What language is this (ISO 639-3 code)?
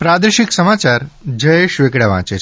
guj